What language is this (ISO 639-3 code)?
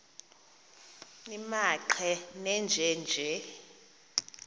xho